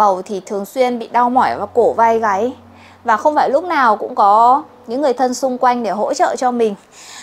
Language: Vietnamese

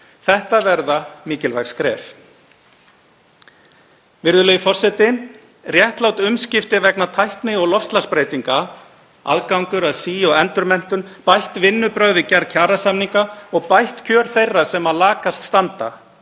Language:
Icelandic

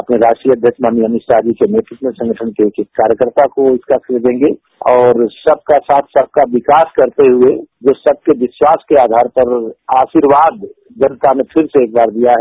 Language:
Hindi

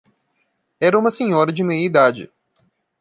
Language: Portuguese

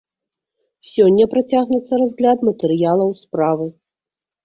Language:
Belarusian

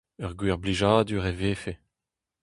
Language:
Breton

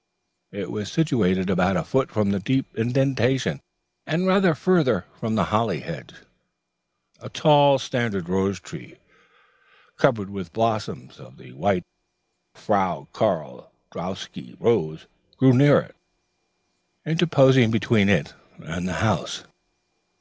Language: English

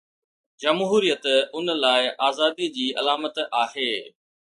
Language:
Sindhi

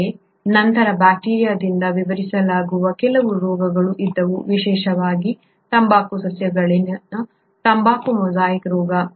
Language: Kannada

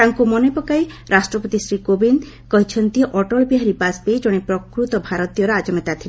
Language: Odia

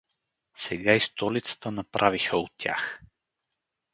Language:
Bulgarian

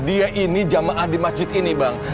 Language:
Indonesian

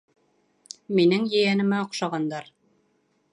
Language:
Bashkir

